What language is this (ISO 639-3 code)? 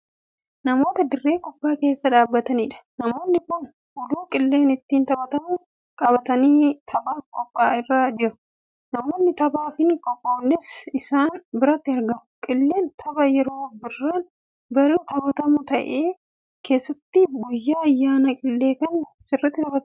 orm